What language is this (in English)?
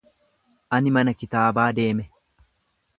Oromo